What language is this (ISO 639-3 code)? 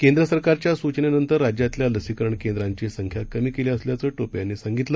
mar